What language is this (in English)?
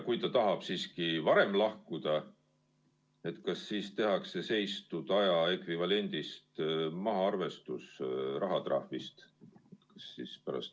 Estonian